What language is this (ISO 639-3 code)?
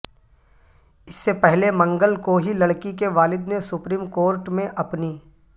urd